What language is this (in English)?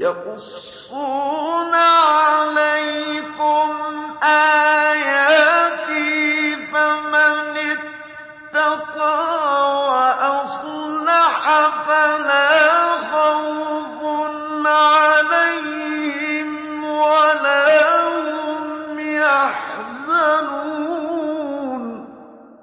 Arabic